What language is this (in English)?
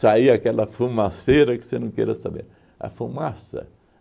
Portuguese